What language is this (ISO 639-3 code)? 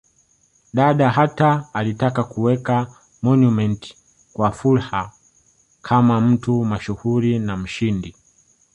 swa